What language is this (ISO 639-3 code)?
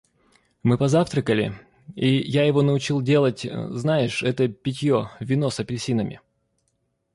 rus